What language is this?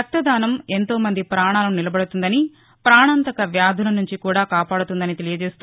Telugu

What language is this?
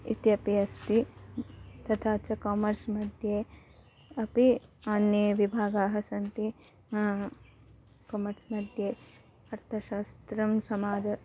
Sanskrit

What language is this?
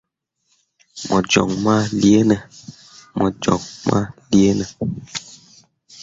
Mundang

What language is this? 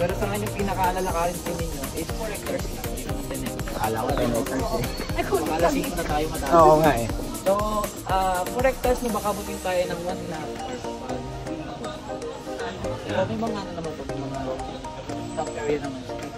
Filipino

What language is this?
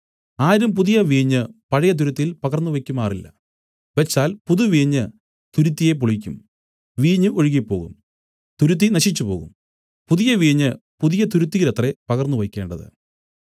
Malayalam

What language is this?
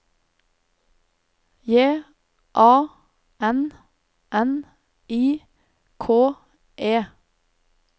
Norwegian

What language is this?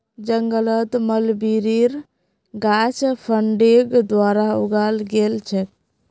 Magahi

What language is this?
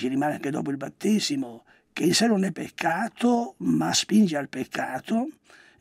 Italian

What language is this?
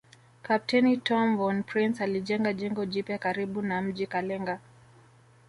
Swahili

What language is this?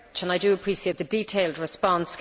English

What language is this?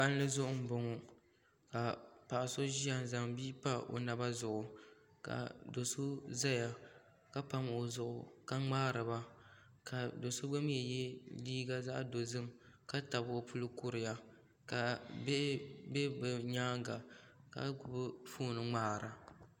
Dagbani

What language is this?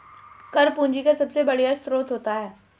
Hindi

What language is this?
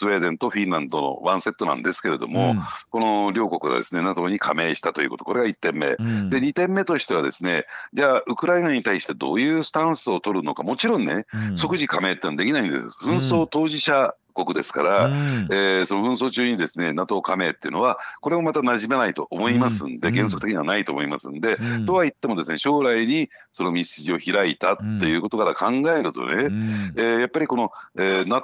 Japanese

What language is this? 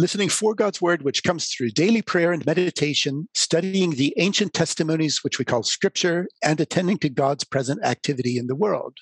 Swedish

